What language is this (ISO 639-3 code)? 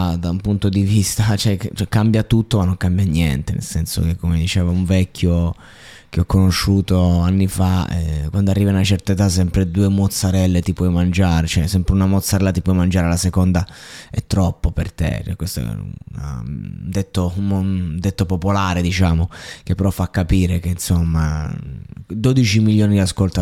ita